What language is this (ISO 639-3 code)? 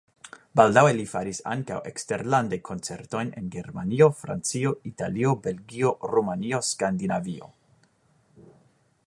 epo